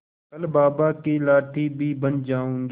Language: Hindi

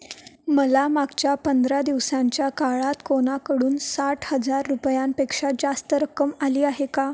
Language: Marathi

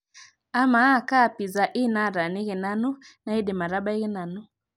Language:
Masai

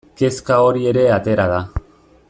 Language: Basque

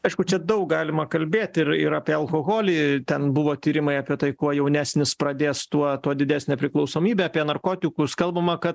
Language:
Lithuanian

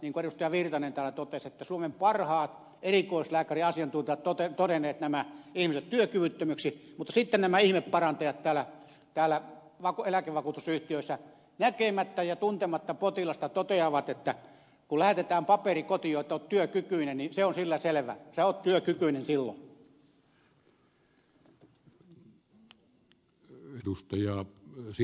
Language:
Finnish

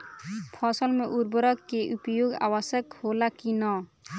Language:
Bhojpuri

